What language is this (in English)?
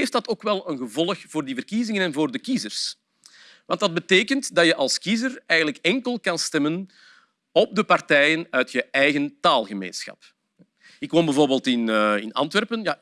Dutch